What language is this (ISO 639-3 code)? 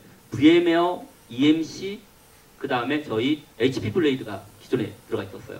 kor